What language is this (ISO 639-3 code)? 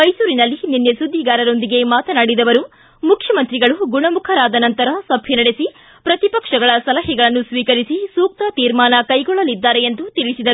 kan